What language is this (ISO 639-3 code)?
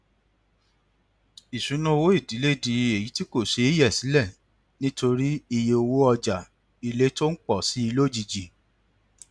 yor